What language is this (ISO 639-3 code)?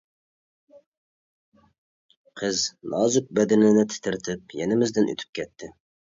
uig